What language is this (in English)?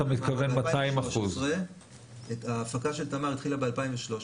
Hebrew